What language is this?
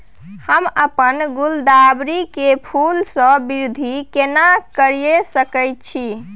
Maithili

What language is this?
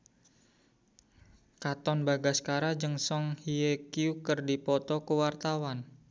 Sundanese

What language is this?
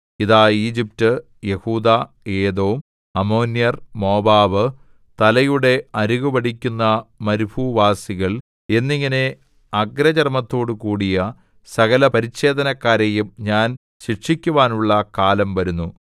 Malayalam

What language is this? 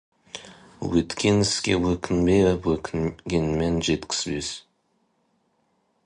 Kazakh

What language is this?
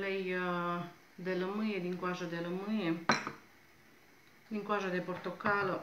Romanian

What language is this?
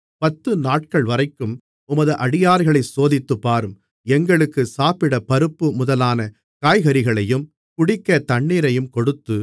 Tamil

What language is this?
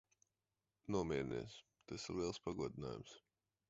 Latvian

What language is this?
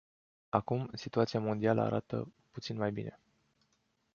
Romanian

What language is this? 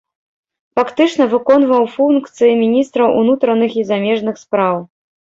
Belarusian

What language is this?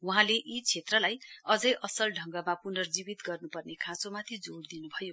Nepali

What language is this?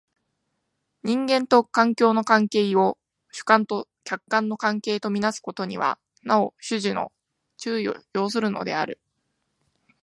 Japanese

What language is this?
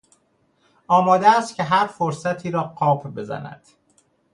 Persian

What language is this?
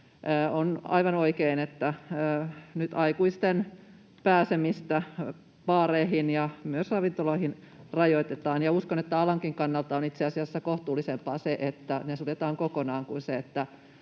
Finnish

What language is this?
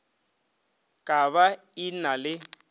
Northern Sotho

